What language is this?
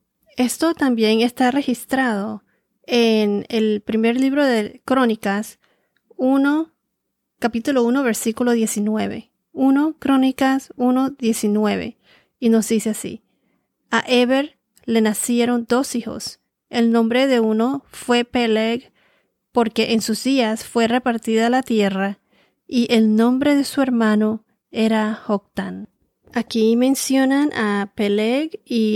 Spanish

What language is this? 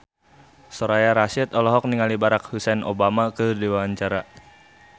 Sundanese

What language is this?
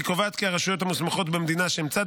Hebrew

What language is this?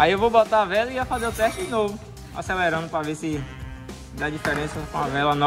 Portuguese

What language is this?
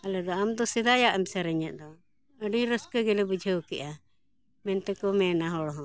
Santali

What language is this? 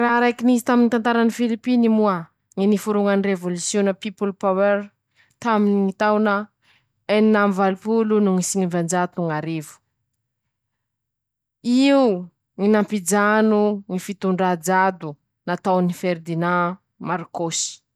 Masikoro Malagasy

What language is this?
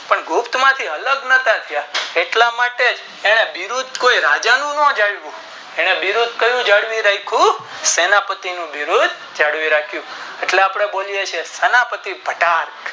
Gujarati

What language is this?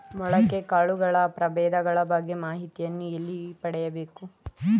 Kannada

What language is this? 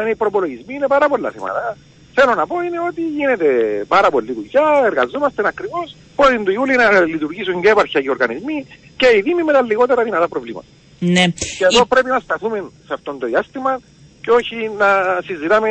Greek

